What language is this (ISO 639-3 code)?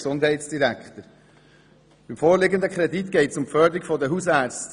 gsw